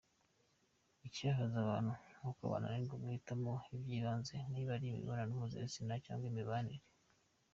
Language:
Kinyarwanda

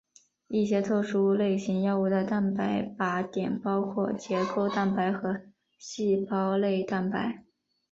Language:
Chinese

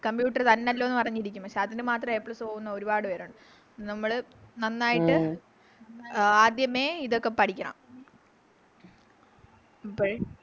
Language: Malayalam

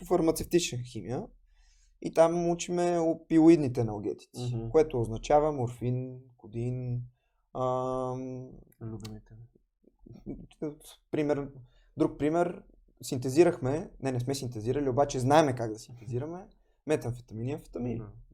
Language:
Bulgarian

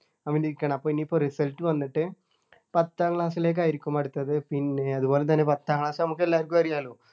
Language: Malayalam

